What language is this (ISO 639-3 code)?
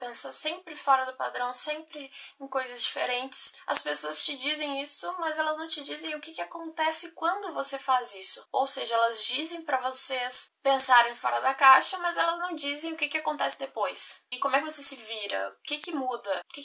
por